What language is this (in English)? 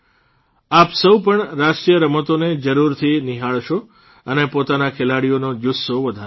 Gujarati